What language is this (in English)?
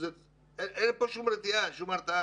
Hebrew